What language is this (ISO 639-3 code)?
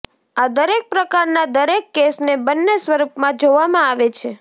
guj